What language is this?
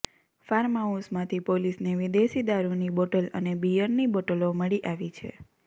Gujarati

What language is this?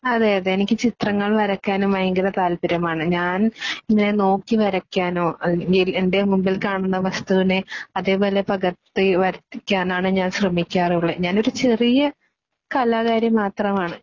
Malayalam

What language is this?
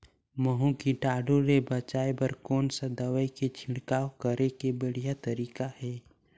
Chhattisgarhi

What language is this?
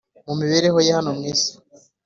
Kinyarwanda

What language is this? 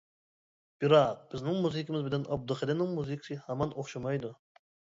Uyghur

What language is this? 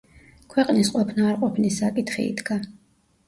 Georgian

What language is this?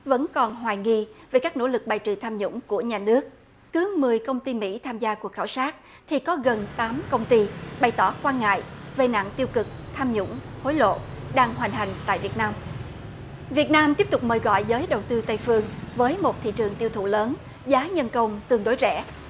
Vietnamese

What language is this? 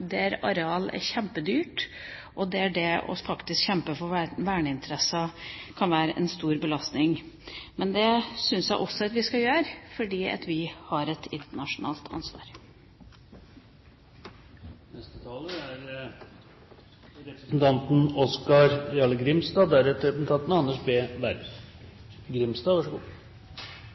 Norwegian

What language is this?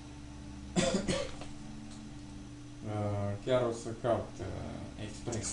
Romanian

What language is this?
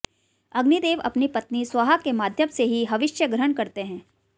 Hindi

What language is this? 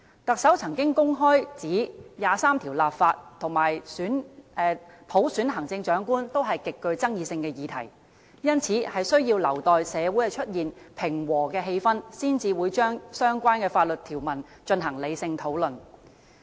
Cantonese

